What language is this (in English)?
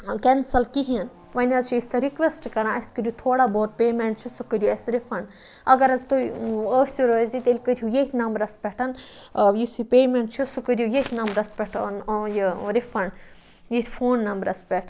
Kashmiri